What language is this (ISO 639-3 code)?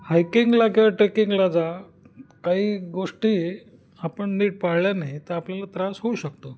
mar